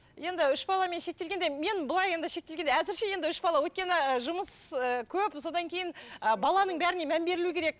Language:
Kazakh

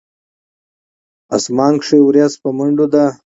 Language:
Pashto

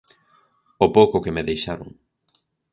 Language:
Galician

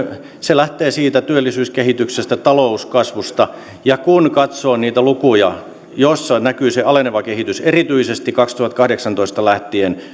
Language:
Finnish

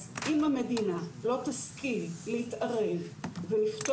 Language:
Hebrew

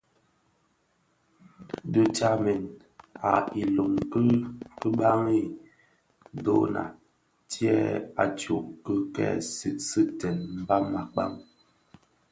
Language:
Bafia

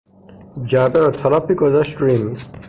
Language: Persian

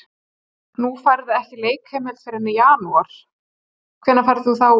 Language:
Icelandic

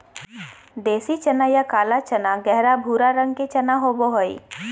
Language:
Magahi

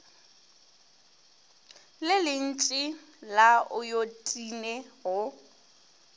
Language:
Northern Sotho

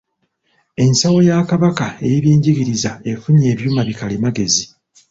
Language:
Ganda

